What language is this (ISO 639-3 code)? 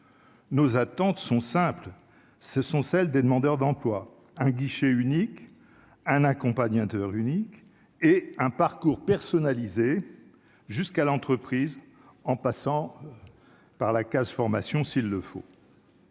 fra